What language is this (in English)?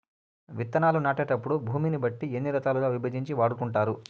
Telugu